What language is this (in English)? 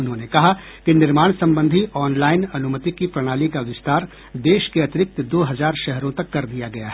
Hindi